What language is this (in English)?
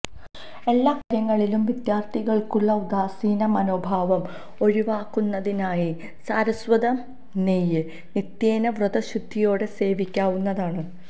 Malayalam